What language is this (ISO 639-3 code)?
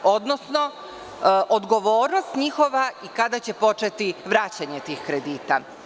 srp